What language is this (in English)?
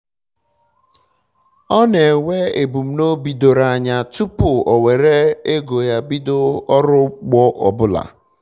Igbo